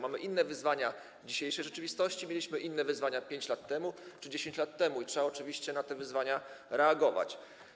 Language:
Polish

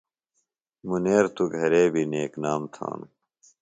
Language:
Phalura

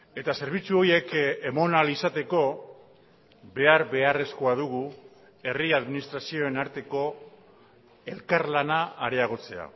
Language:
Basque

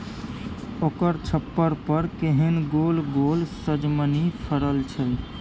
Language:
Maithili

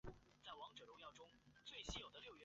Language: Chinese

